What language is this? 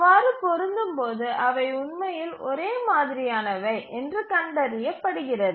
Tamil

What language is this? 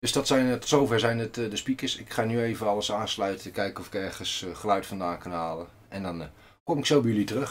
Dutch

